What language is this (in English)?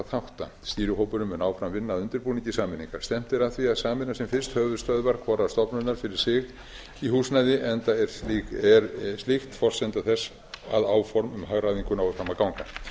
Icelandic